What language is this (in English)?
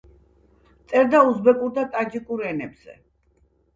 Georgian